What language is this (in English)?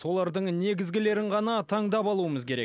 Kazakh